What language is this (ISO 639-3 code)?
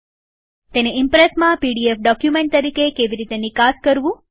guj